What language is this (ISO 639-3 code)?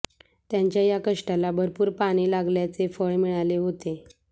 mar